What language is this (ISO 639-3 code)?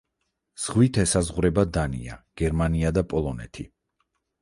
kat